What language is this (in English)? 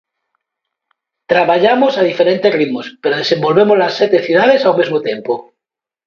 Galician